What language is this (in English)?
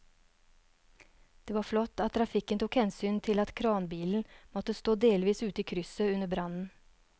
Norwegian